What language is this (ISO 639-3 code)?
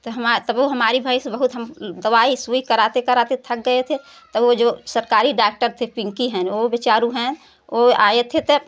hin